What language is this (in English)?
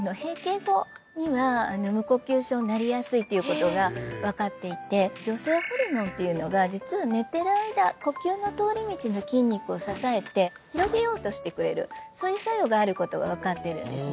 Japanese